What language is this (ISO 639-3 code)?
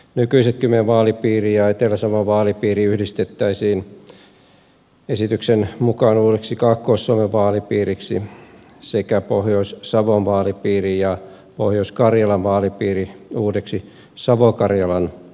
fin